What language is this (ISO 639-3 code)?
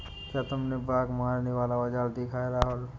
hin